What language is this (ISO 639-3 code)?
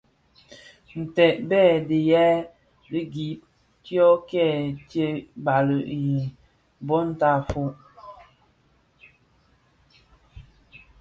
ksf